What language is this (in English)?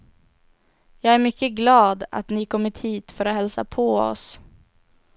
Swedish